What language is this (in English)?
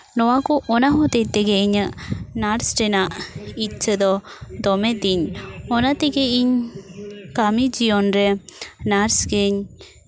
Santali